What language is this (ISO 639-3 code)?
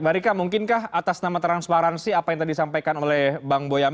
ind